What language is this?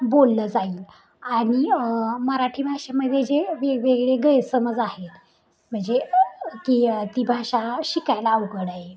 Marathi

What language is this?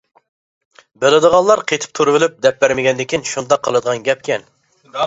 Uyghur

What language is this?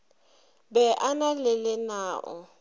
Northern Sotho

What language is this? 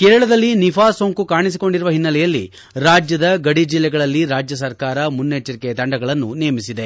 Kannada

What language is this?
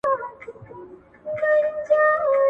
Pashto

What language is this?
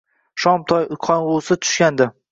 Uzbek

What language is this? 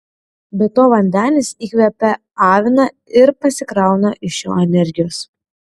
Lithuanian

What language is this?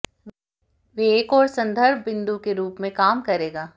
Hindi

